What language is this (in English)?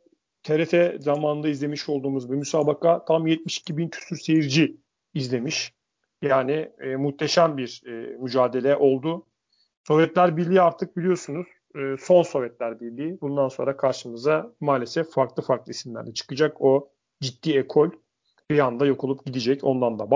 Turkish